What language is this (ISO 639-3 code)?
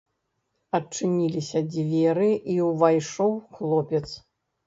bel